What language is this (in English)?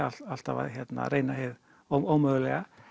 Icelandic